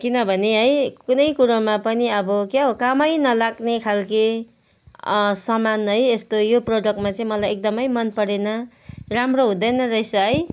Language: Nepali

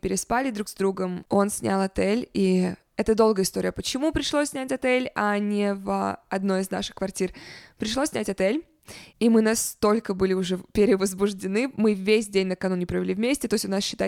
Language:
Russian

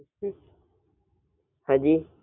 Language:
Gujarati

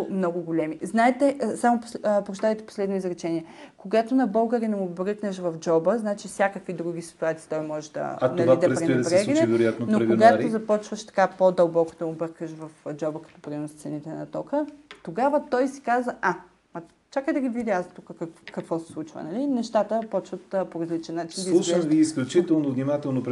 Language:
Bulgarian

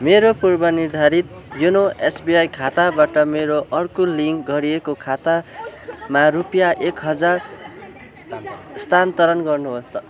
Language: Nepali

